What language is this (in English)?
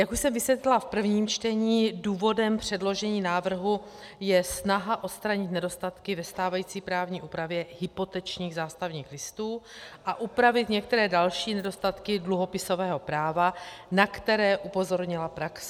Czech